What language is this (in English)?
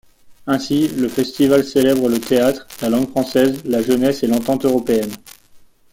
French